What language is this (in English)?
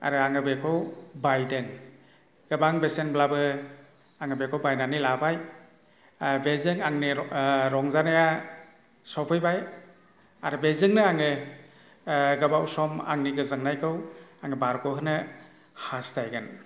Bodo